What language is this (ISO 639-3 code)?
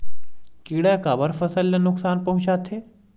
hne